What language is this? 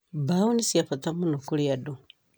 Kikuyu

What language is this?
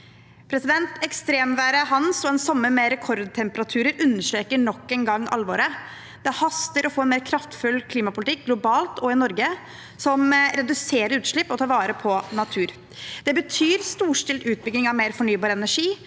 Norwegian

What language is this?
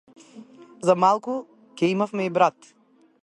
Macedonian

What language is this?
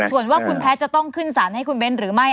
Thai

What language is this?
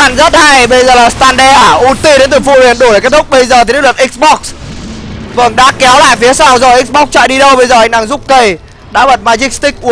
Vietnamese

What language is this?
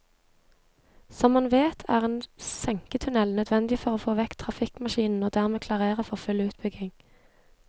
Norwegian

